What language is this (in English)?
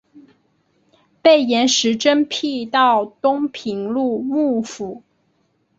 Chinese